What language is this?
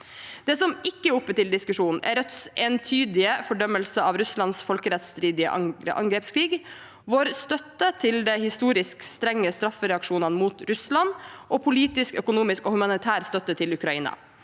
Norwegian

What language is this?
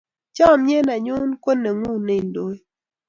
Kalenjin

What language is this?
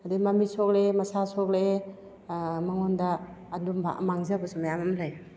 Manipuri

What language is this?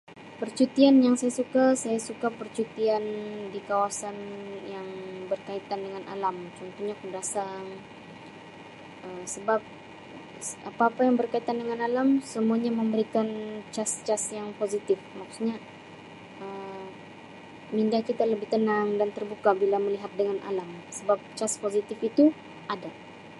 Sabah Malay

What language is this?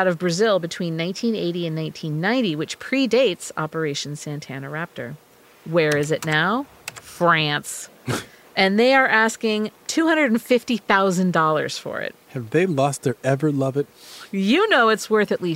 English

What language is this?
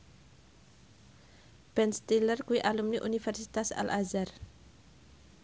Javanese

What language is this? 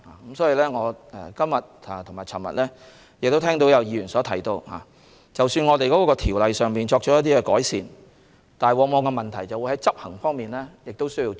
Cantonese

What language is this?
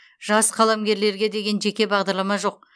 Kazakh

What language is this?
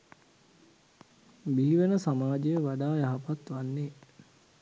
Sinhala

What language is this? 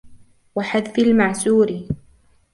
Arabic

